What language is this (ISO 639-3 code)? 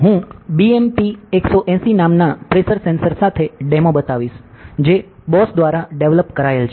guj